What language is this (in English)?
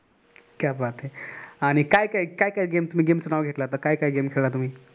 Marathi